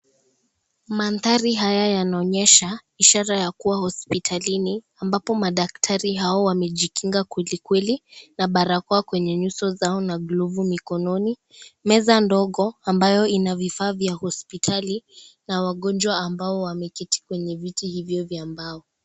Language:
Swahili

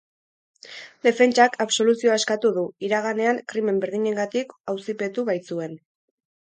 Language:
Basque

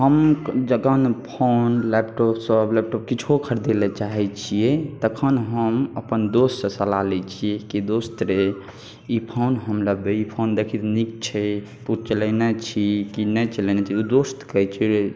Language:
Maithili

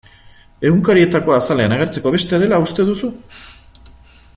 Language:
Basque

